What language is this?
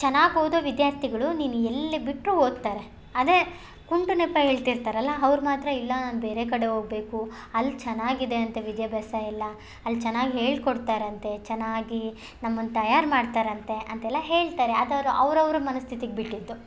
Kannada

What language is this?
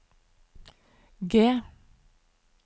Norwegian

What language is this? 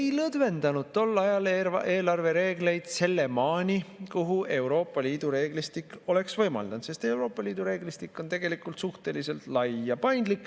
Estonian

